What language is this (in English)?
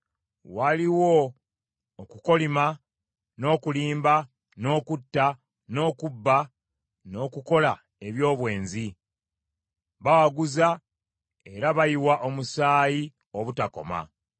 Ganda